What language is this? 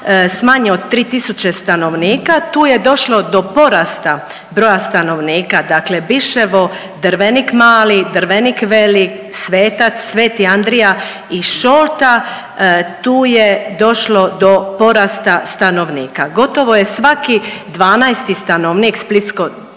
Croatian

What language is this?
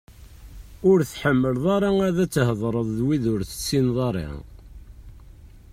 Kabyle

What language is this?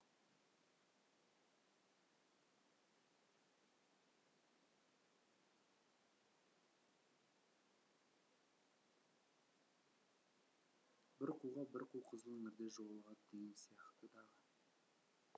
Kazakh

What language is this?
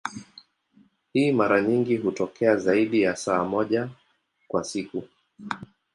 Swahili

